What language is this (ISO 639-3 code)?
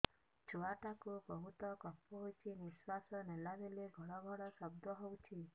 ori